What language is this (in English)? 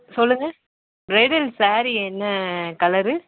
Tamil